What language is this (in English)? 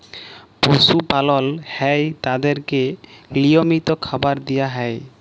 Bangla